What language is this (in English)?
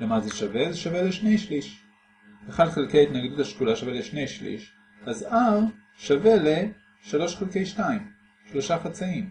Hebrew